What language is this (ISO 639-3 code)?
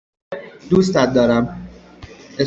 fas